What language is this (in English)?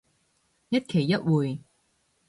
Cantonese